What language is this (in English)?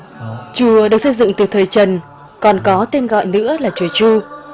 Vietnamese